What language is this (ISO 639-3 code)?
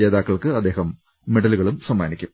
mal